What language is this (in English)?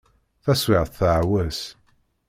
Kabyle